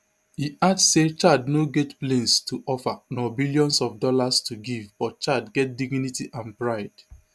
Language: Nigerian Pidgin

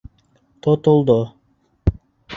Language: Bashkir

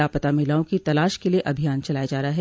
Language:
Hindi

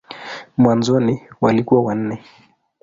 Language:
Swahili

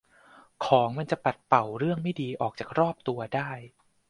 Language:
Thai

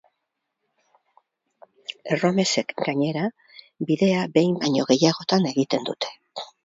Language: Basque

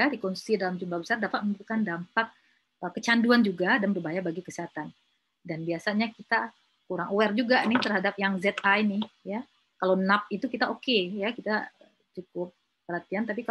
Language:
Indonesian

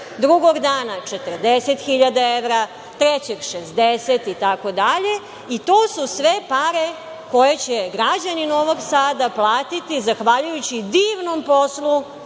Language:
Serbian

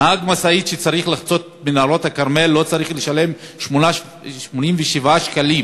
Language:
Hebrew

